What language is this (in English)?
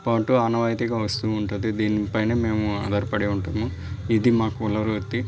Telugu